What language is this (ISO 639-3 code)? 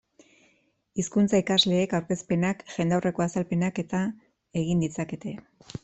eus